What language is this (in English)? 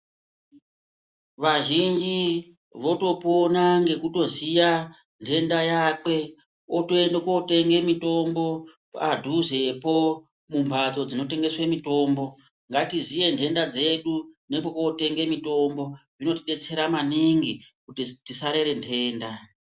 Ndau